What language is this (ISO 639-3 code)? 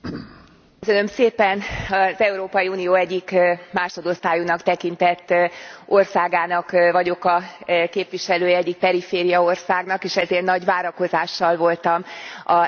hun